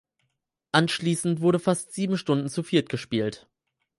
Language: German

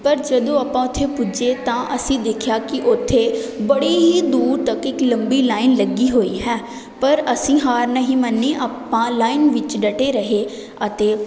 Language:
Punjabi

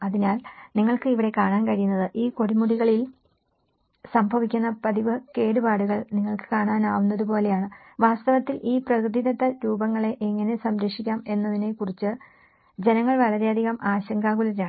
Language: Malayalam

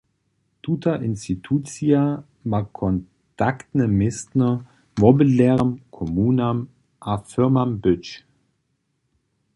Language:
Upper Sorbian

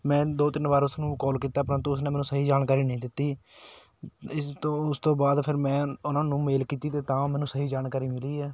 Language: Punjabi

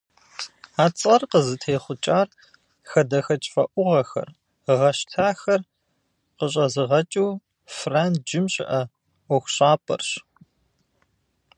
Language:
Kabardian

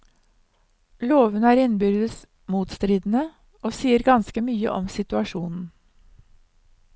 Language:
Norwegian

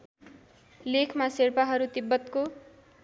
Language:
Nepali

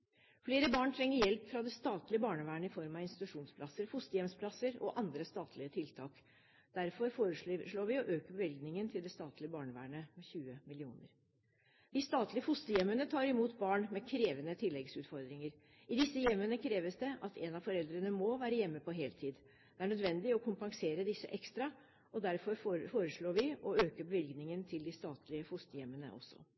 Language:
Norwegian Bokmål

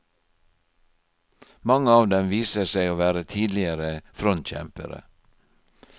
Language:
Norwegian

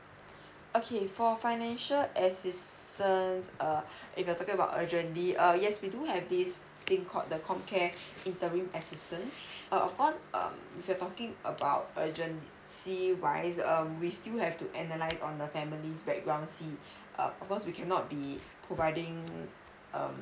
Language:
English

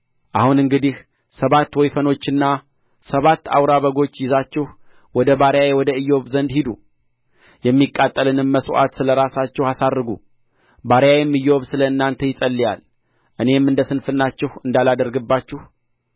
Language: Amharic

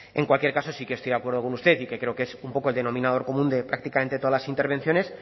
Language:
Spanish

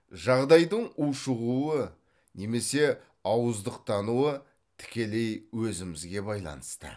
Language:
Kazakh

